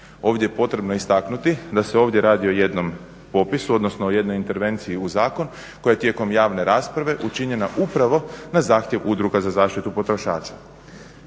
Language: Croatian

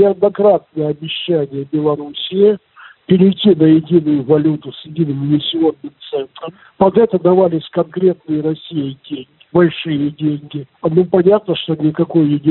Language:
Russian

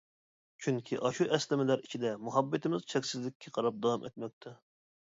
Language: Uyghur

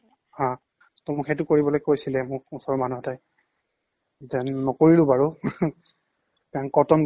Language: Assamese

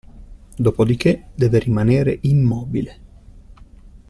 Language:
Italian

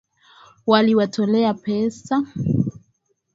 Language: Swahili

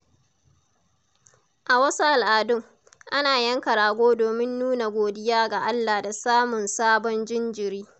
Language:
Hausa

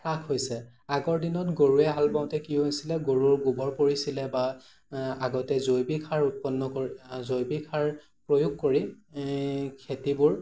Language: Assamese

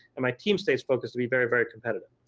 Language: English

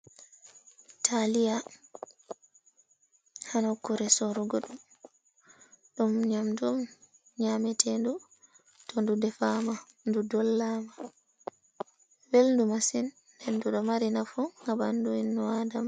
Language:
Fula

